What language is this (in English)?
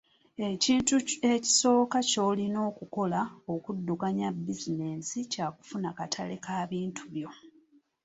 Ganda